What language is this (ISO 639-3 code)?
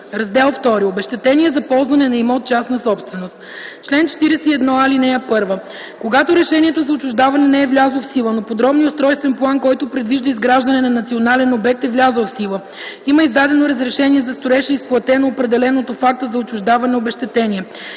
bul